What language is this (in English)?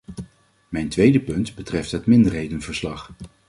Dutch